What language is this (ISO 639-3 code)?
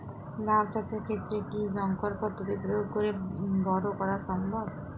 ben